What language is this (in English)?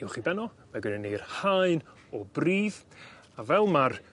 Welsh